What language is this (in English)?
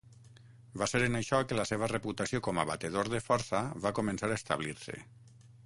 Catalan